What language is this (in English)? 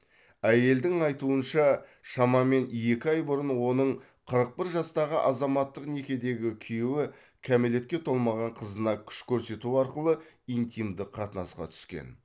Kazakh